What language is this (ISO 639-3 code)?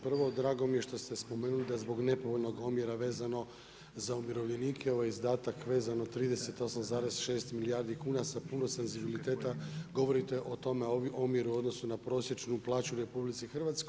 hrv